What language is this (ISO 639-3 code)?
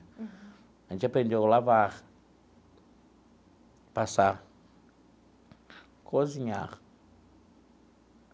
por